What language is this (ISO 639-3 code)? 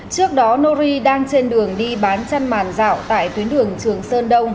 vie